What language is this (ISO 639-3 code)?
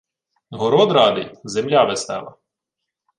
ukr